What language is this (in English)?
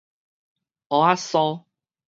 Min Nan Chinese